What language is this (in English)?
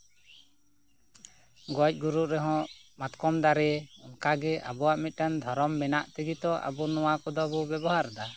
Santali